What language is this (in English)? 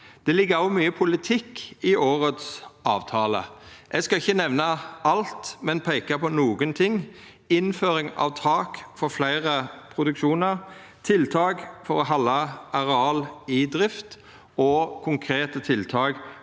Norwegian